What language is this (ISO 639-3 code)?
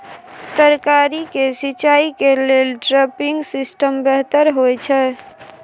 mai